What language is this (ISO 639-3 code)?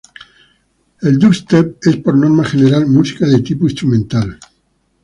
spa